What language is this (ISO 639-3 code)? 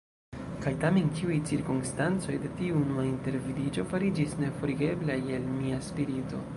epo